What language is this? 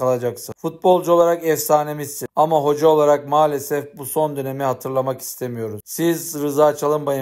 Turkish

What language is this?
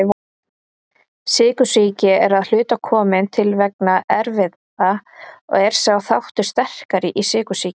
Icelandic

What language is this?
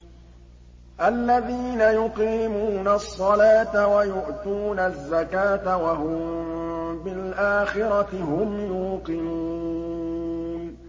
Arabic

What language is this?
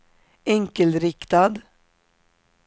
Swedish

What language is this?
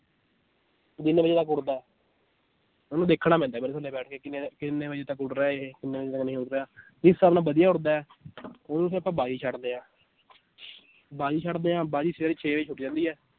Punjabi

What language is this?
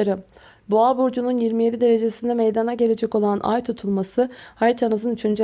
Turkish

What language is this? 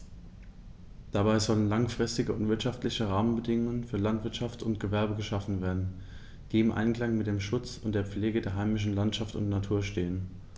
German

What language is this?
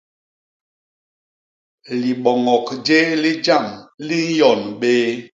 Basaa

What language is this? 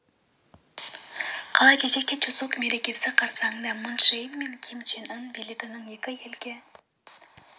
Kazakh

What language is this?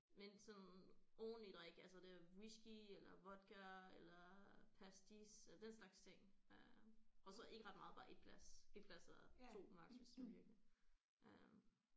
Danish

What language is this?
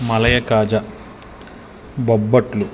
Telugu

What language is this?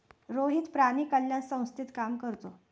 Marathi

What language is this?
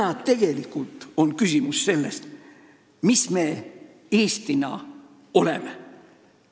Estonian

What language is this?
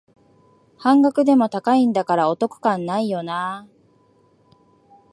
Japanese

